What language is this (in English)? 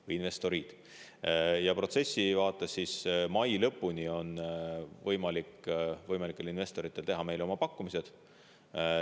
Estonian